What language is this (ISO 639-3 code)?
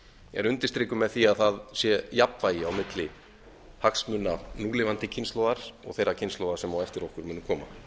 isl